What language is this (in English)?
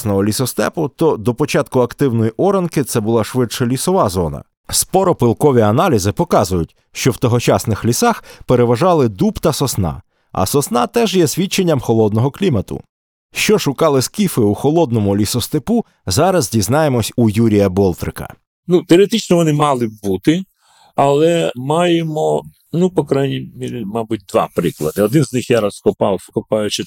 Ukrainian